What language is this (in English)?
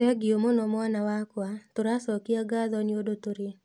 Kikuyu